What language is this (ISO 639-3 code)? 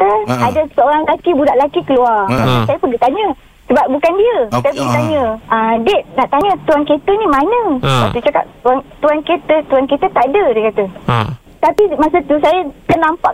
msa